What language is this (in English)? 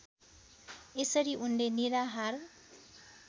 Nepali